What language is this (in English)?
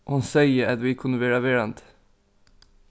Faroese